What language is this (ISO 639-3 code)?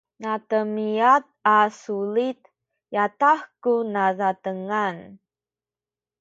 szy